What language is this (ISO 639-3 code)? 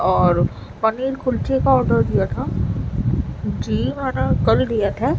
urd